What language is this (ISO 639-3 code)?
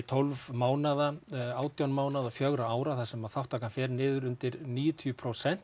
isl